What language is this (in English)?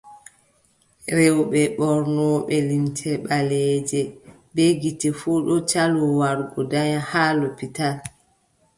Adamawa Fulfulde